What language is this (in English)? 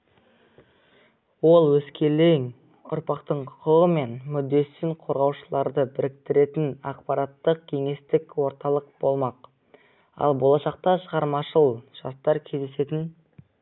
Kazakh